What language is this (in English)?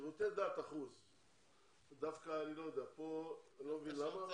Hebrew